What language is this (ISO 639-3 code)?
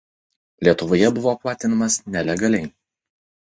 lit